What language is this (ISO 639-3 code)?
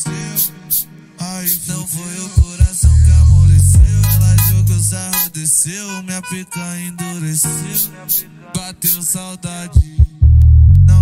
ron